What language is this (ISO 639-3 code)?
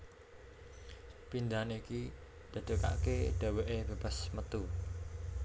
jav